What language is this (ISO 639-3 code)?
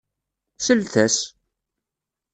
kab